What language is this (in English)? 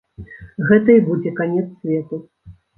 Belarusian